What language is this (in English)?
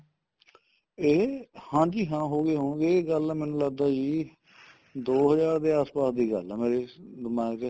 Punjabi